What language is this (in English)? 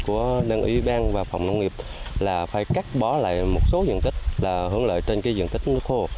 Vietnamese